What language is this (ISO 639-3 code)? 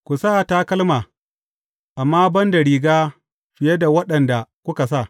hau